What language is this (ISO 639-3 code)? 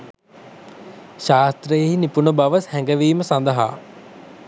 sin